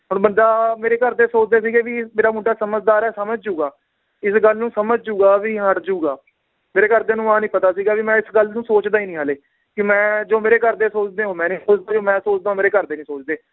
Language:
Punjabi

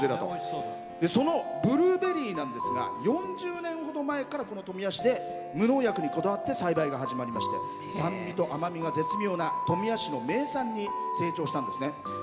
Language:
Japanese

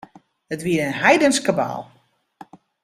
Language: Western Frisian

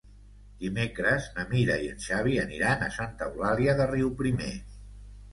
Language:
Catalan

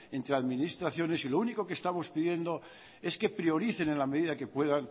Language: Spanish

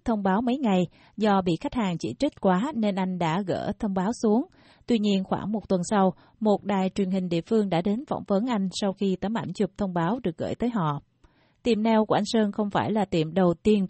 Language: Vietnamese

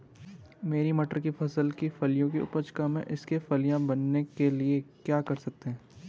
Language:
Hindi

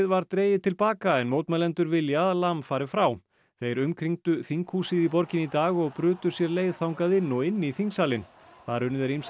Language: Icelandic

